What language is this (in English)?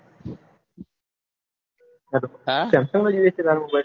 Gujarati